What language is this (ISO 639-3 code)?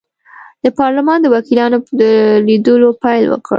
pus